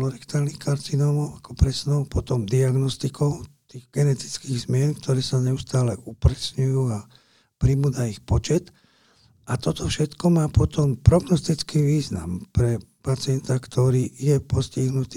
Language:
Slovak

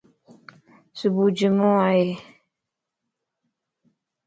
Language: Lasi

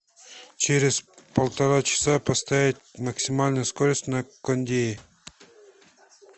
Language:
Russian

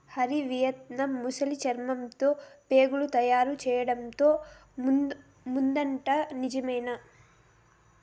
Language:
Telugu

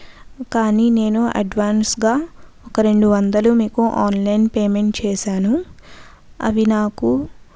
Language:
Telugu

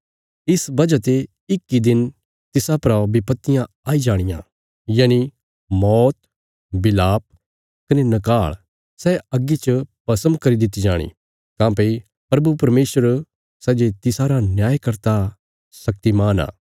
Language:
Bilaspuri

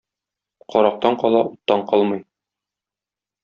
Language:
Tatar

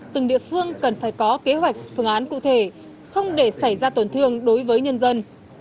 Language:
Vietnamese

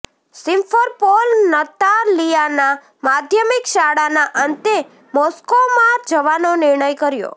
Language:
Gujarati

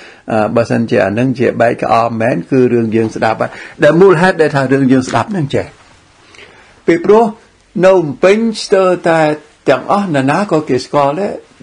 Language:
Vietnamese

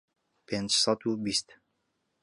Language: Central Kurdish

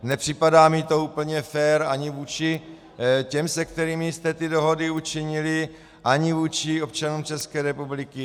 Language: Czech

